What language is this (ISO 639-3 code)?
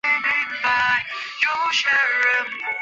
zho